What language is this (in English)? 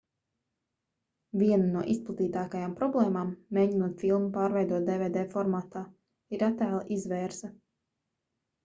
Latvian